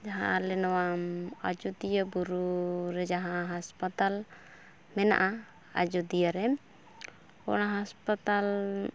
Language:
Santali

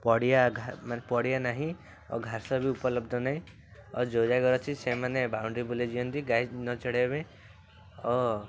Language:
Odia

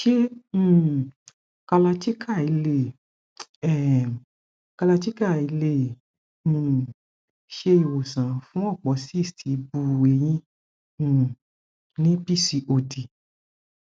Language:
Yoruba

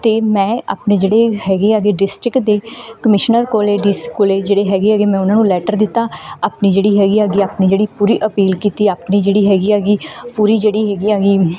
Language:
Punjabi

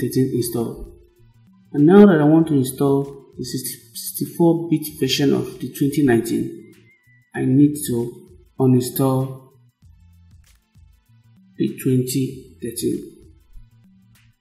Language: English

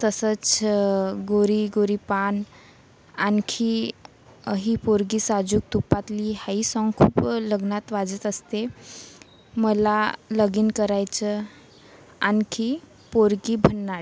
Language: Marathi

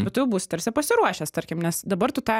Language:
Lithuanian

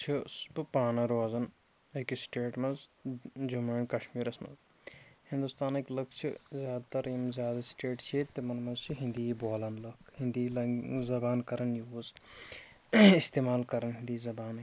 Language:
Kashmiri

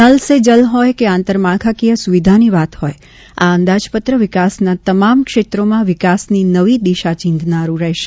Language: Gujarati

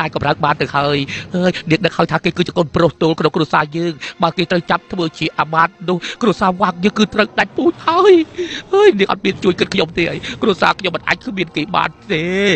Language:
Thai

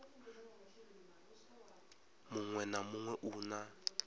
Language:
Venda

